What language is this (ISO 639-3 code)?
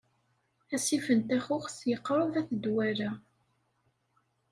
kab